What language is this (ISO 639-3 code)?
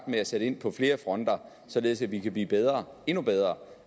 dan